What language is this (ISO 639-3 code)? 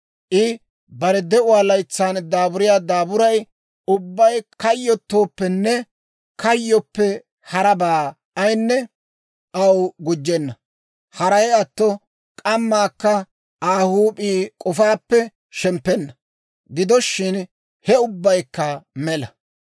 dwr